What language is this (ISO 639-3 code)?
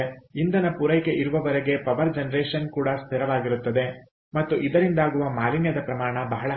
kan